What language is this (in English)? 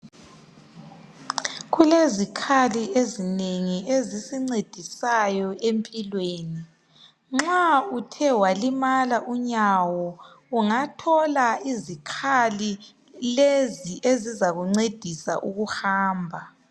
North Ndebele